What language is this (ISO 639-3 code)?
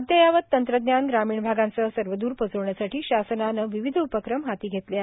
mar